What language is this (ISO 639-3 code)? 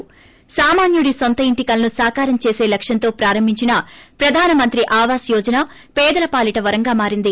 tel